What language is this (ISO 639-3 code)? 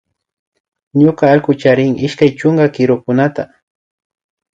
qvi